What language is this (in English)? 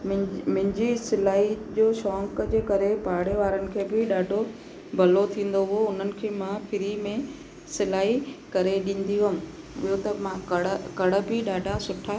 Sindhi